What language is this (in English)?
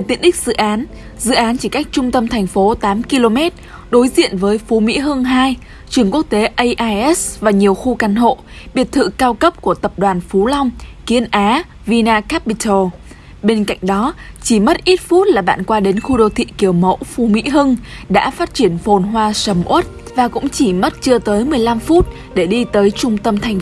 Vietnamese